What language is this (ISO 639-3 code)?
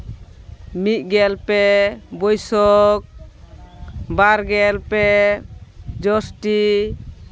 sat